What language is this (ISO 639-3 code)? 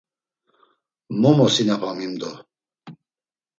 lzz